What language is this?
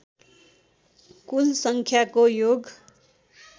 Nepali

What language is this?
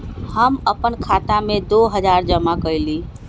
Magahi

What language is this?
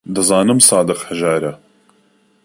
Central Kurdish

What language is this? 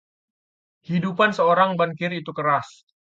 Indonesian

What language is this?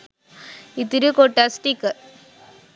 Sinhala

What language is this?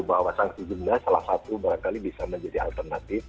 Indonesian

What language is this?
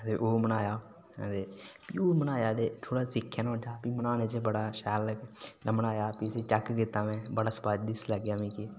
Dogri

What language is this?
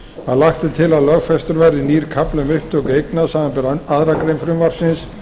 Icelandic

